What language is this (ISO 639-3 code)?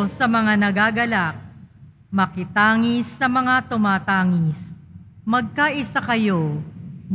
fil